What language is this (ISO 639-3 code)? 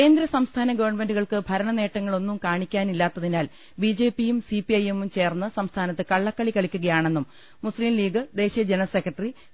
mal